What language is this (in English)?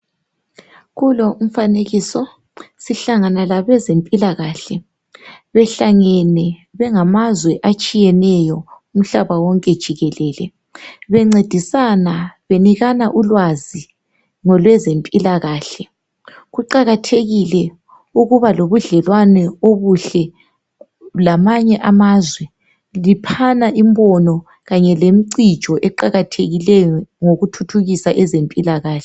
North Ndebele